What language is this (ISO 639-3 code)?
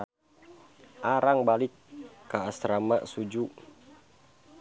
sun